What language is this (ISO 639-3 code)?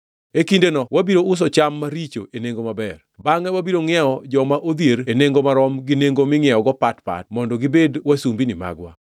luo